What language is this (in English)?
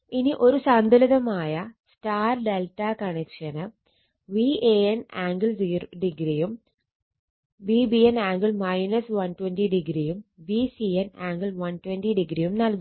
Malayalam